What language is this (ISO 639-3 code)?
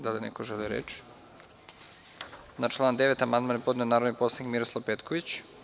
srp